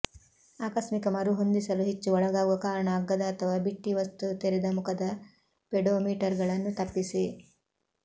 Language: Kannada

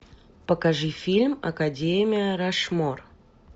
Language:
Russian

